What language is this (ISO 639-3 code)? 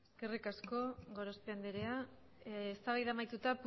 eus